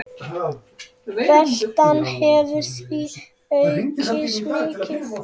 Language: Icelandic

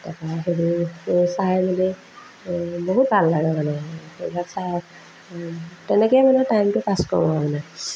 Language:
Assamese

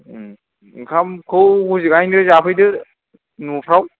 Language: Bodo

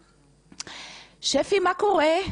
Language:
Hebrew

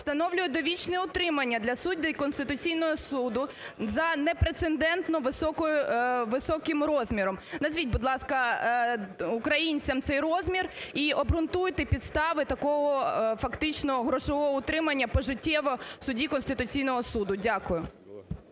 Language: Ukrainian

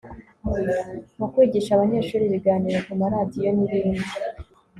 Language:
Kinyarwanda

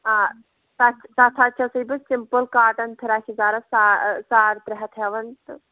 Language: Kashmiri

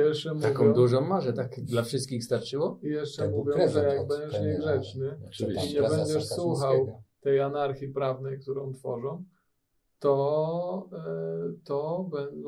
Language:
Polish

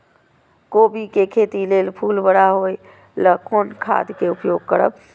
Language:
Maithili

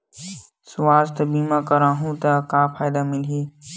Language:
Chhattisgarhi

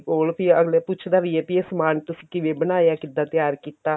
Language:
Punjabi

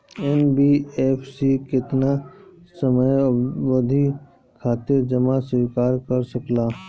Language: Bhojpuri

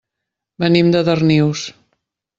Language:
Catalan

